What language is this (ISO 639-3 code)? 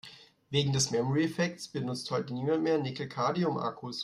deu